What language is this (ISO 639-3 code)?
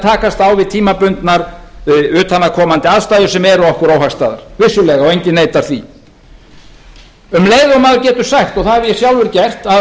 isl